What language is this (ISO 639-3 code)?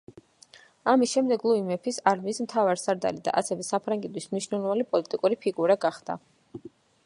kat